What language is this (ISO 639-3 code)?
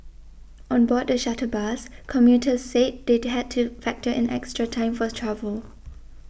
eng